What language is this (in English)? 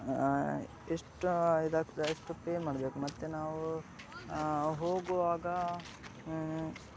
Kannada